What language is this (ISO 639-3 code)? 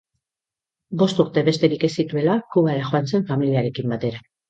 eus